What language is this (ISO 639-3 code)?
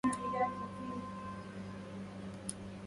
ara